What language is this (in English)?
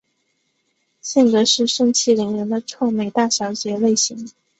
Chinese